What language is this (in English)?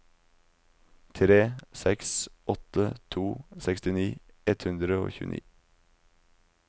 Norwegian